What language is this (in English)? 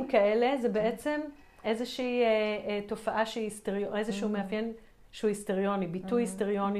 Hebrew